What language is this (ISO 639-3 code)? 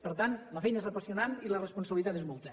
cat